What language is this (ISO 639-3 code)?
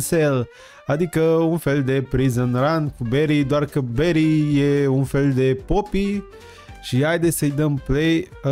ron